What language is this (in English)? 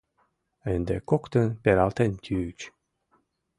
Mari